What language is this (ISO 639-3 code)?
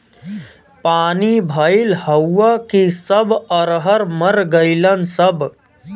bho